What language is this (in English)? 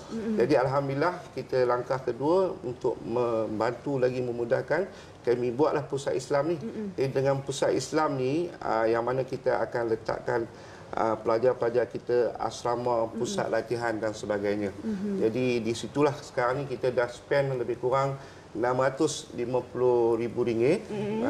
Malay